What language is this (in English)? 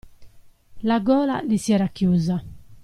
Italian